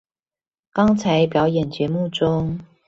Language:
Chinese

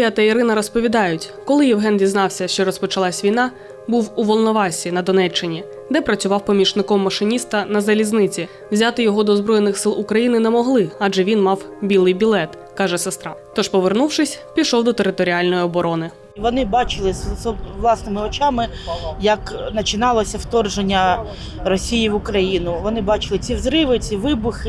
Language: Ukrainian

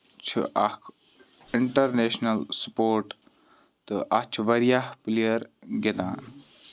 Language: Kashmiri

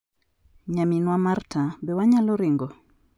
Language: Luo (Kenya and Tanzania)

